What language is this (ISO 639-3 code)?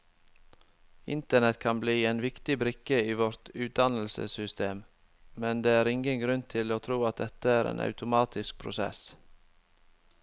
nor